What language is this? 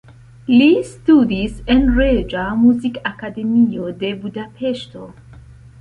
Esperanto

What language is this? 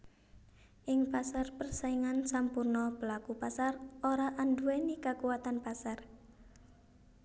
Javanese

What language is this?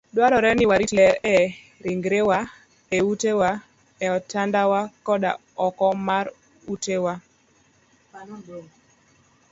Luo (Kenya and Tanzania)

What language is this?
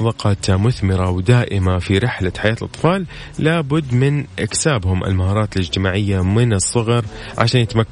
Arabic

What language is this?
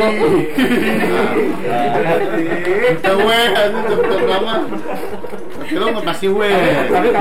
Indonesian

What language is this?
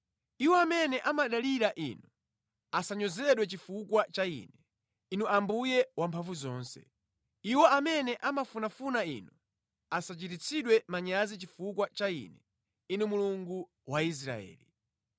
Nyanja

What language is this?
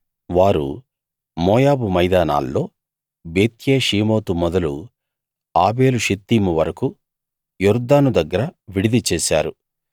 Telugu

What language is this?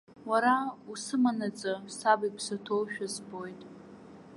Abkhazian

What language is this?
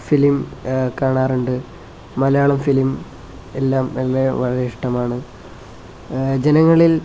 Malayalam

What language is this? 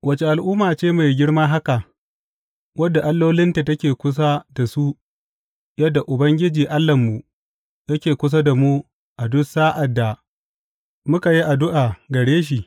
Hausa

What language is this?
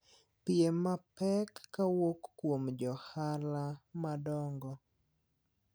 Luo (Kenya and Tanzania)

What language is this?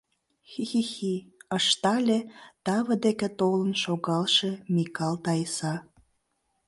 Mari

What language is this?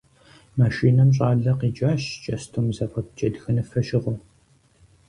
Kabardian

